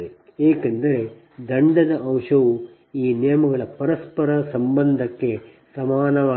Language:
Kannada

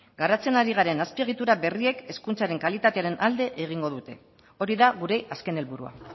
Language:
Basque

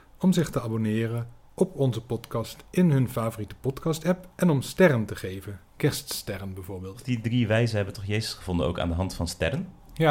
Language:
Dutch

